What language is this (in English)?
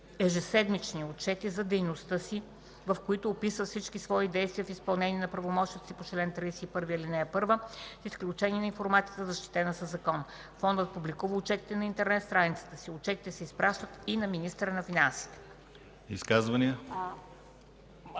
Bulgarian